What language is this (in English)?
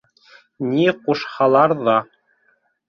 Bashkir